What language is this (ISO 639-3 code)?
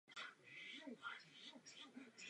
ces